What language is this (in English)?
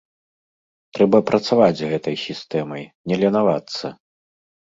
Belarusian